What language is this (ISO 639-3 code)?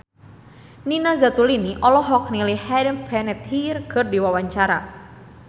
sun